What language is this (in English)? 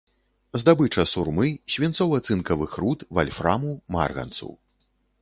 Belarusian